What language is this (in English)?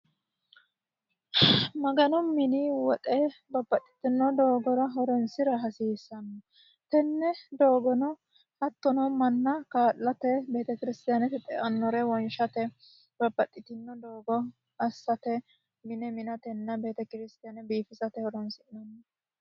Sidamo